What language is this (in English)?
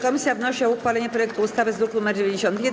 Polish